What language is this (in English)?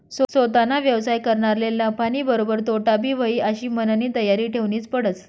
Marathi